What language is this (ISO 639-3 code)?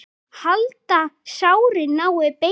isl